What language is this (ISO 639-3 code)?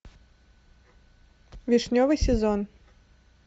rus